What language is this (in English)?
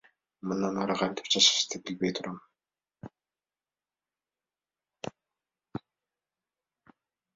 Kyrgyz